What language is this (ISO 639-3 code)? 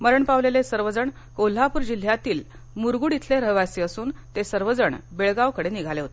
mar